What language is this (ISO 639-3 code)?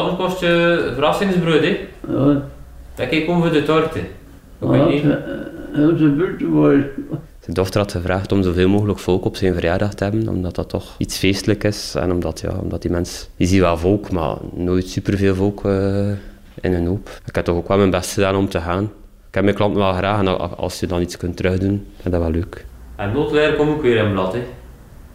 nld